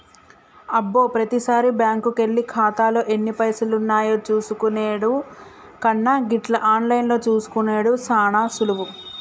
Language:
Telugu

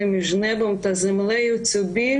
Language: Hebrew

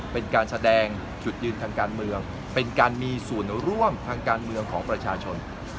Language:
Thai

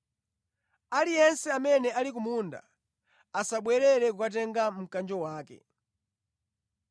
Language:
Nyanja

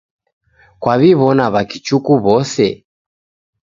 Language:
Taita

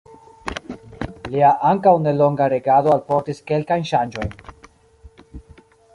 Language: Esperanto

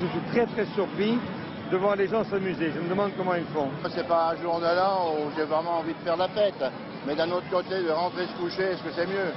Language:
French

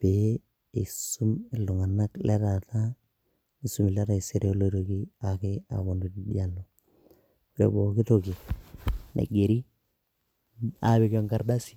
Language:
Masai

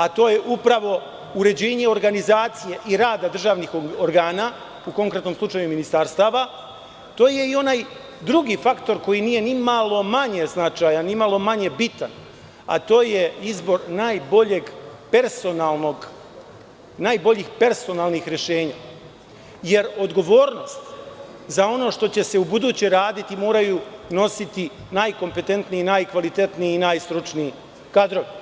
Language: Serbian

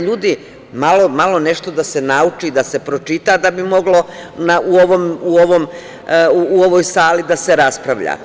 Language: Serbian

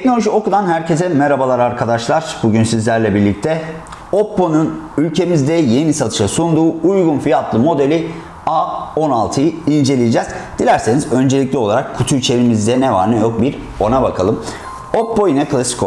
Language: Turkish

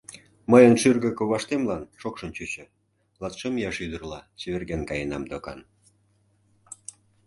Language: Mari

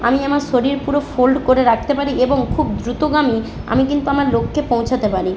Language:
Bangla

